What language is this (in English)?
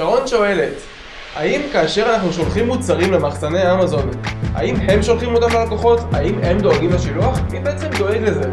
Hebrew